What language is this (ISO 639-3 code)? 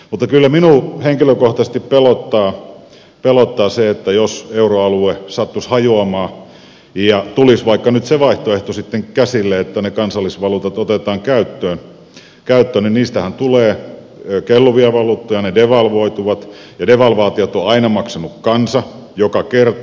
fin